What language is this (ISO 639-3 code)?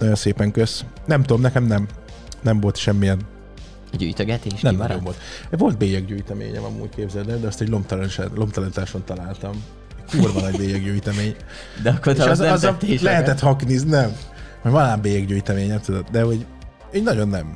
hun